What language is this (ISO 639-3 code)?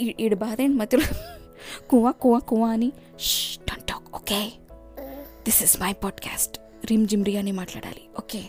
tel